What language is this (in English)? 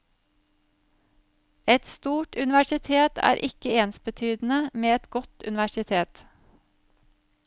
Norwegian